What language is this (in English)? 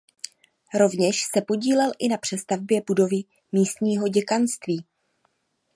Czech